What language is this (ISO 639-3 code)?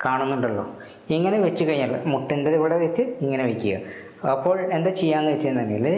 mal